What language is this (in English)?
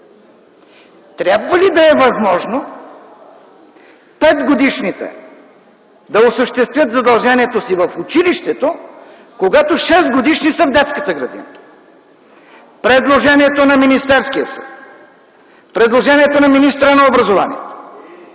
Bulgarian